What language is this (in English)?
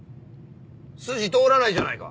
Japanese